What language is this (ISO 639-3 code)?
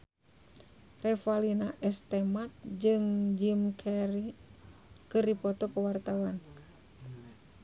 sun